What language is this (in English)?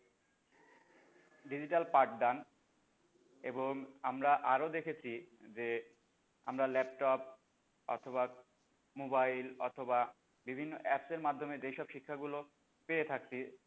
Bangla